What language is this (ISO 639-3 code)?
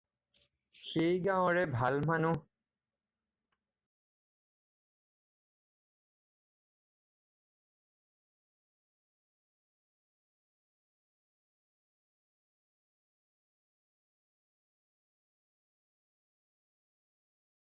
asm